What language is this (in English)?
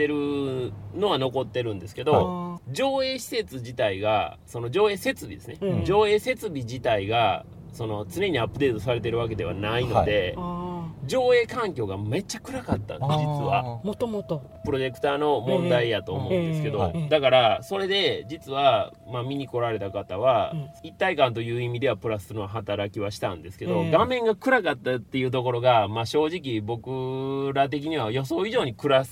Japanese